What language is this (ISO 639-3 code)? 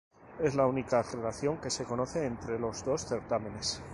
spa